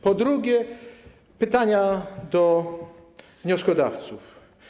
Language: Polish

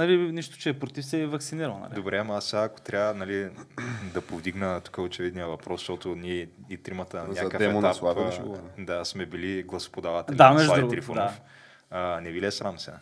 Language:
Bulgarian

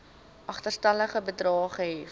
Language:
Afrikaans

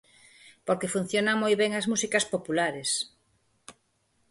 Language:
Galician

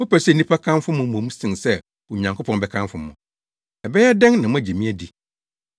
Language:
Akan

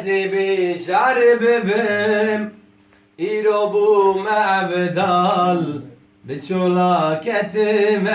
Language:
Kurdish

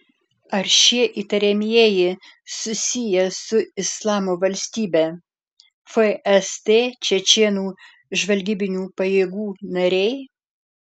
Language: Lithuanian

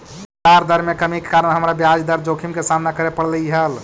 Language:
Magahi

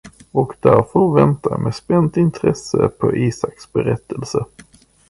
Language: Swedish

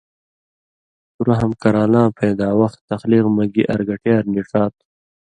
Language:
Indus Kohistani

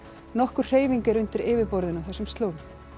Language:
Icelandic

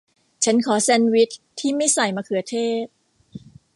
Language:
Thai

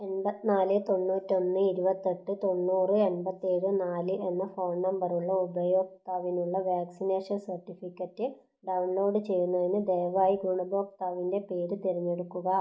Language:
Malayalam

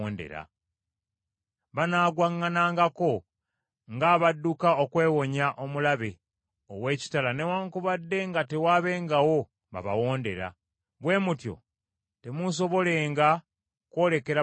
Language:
Ganda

